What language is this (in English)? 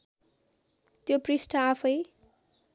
Nepali